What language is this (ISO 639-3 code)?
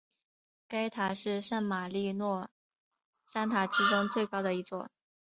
zho